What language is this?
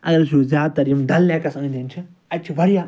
Kashmiri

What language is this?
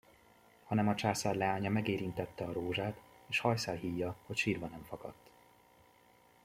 Hungarian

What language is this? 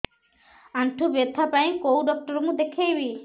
Odia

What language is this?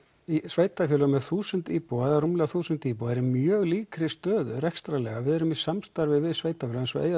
Icelandic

